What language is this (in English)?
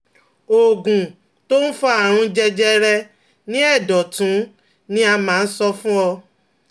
Yoruba